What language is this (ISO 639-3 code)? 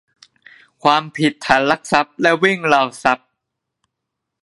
tha